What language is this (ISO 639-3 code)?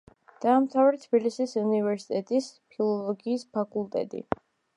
kat